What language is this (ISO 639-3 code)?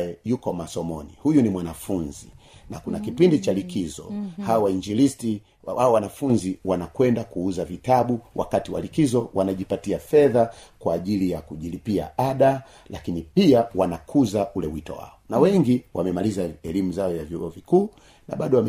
swa